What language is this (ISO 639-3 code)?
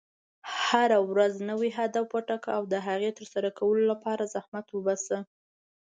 pus